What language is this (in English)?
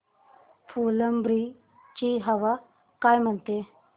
Marathi